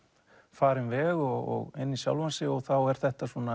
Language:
Icelandic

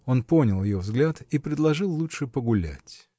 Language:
Russian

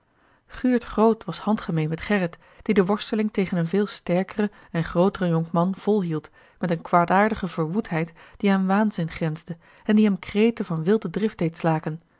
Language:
Dutch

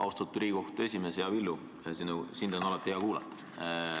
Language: Estonian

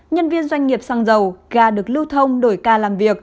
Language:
Vietnamese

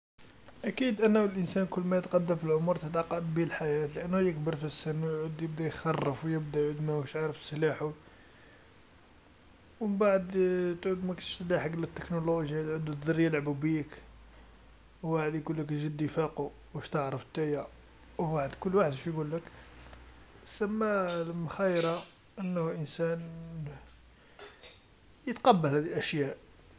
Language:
Algerian Arabic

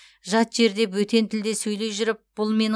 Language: Kazakh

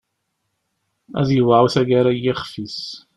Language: Kabyle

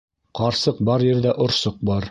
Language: Bashkir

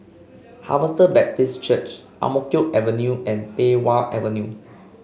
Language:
English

